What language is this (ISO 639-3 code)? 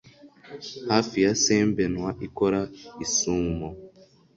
kin